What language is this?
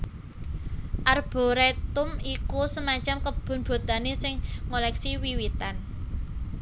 Javanese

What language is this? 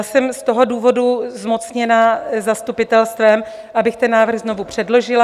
Czech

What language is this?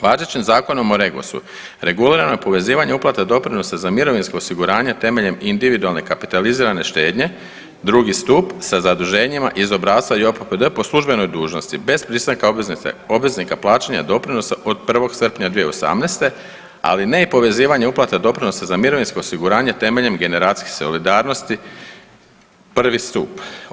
Croatian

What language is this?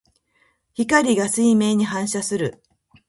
Japanese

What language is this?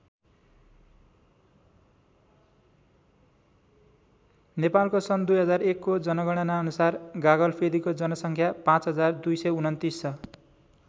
Nepali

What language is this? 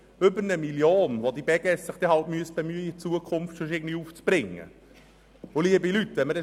Swiss German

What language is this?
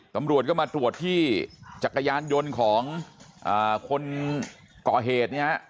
Thai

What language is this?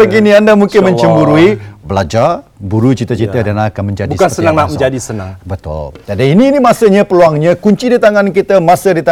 Malay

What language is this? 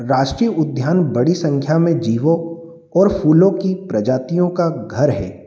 Hindi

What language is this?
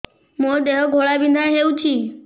Odia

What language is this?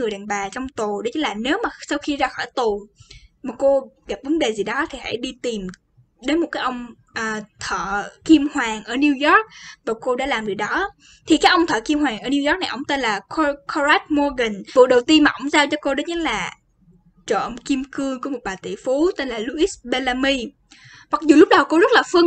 Vietnamese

